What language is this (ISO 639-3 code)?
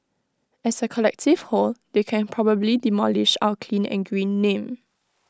eng